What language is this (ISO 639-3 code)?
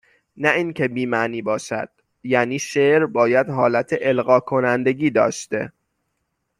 fas